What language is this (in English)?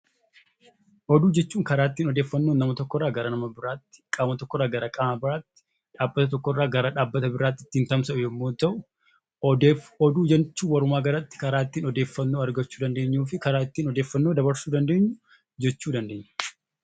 Oromo